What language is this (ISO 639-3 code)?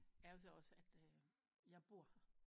dan